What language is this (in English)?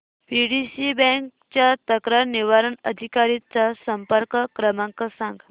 Marathi